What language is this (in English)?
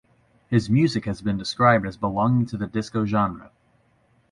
English